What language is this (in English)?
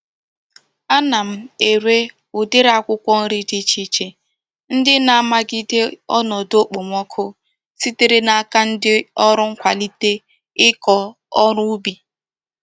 Igbo